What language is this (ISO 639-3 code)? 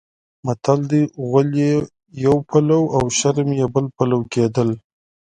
pus